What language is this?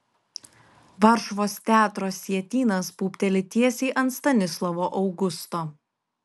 Lithuanian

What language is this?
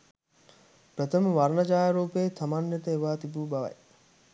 Sinhala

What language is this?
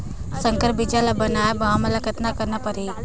Chhattisgarhi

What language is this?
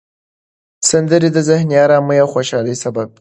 Pashto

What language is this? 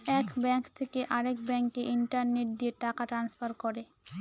Bangla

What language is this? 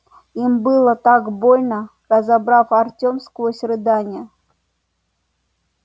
Russian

